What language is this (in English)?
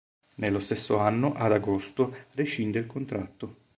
Italian